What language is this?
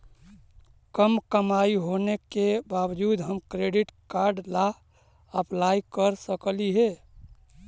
Magahi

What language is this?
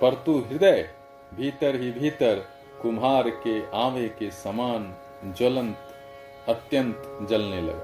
Hindi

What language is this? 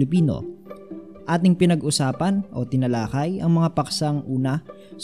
Filipino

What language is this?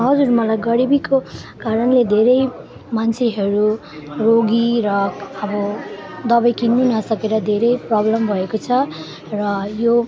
Nepali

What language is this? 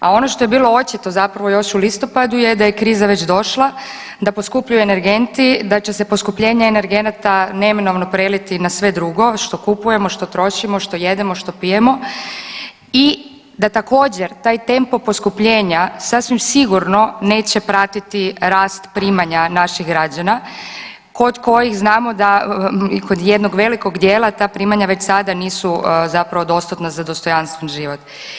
Croatian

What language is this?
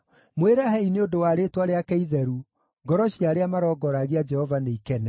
Kikuyu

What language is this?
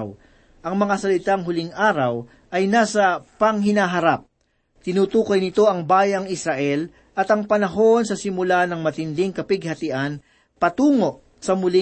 Filipino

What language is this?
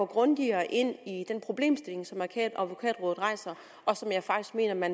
Danish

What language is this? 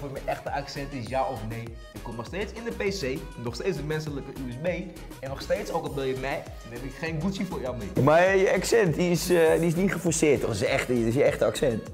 Dutch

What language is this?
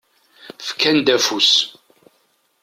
Kabyle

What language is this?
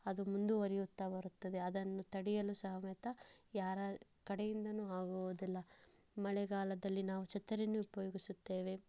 Kannada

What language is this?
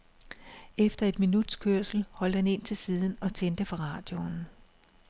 Danish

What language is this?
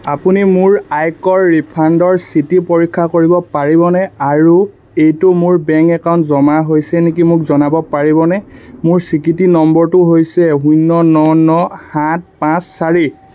Assamese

